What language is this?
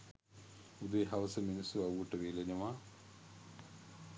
Sinhala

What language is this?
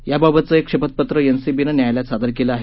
Marathi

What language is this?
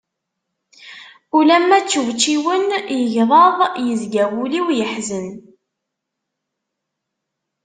Kabyle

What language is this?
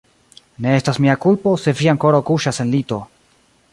Esperanto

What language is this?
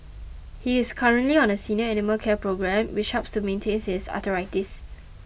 English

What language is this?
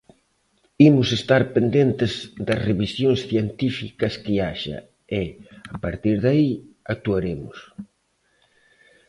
Galician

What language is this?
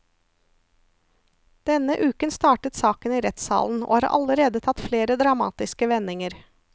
Norwegian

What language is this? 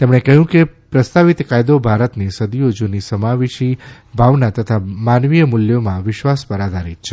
Gujarati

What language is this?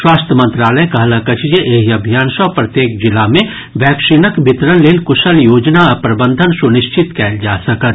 Maithili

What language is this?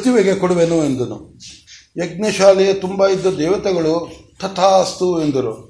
Kannada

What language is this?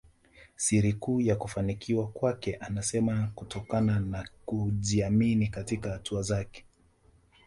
Swahili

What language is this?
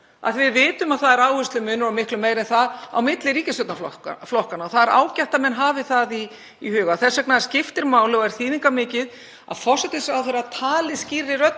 Icelandic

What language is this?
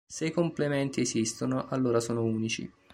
Italian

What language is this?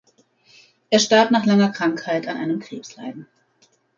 German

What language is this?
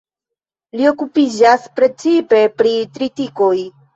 Esperanto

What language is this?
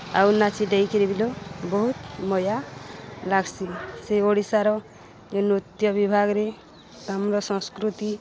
Odia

